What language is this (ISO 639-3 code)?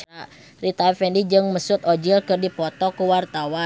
sun